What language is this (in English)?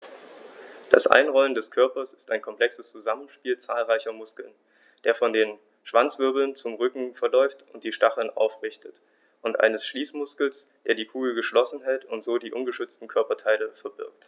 German